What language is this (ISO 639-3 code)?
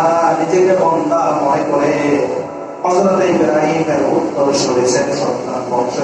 ind